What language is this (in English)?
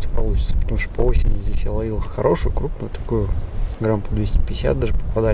Russian